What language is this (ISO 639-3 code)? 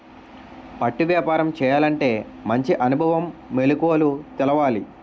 tel